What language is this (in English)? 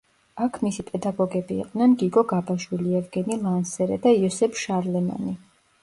Georgian